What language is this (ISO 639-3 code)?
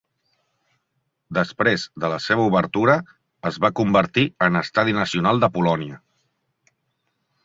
cat